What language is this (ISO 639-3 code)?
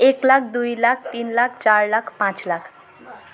nep